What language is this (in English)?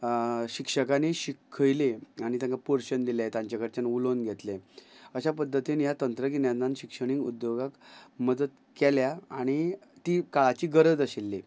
Konkani